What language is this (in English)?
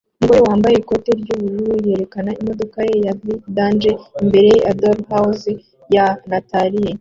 Kinyarwanda